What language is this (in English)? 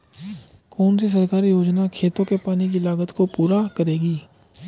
Hindi